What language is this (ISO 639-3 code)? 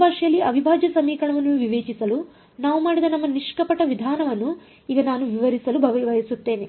kan